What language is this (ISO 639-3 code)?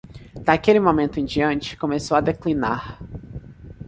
por